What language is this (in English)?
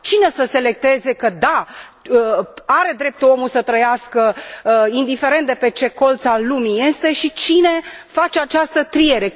Romanian